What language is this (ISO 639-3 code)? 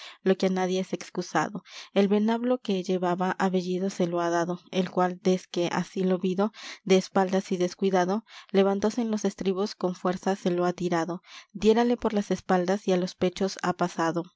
spa